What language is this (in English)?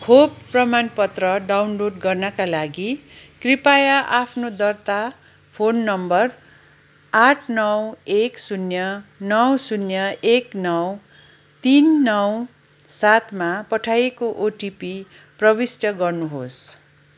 Nepali